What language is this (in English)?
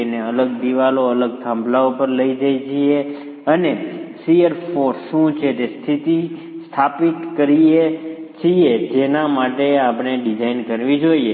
Gujarati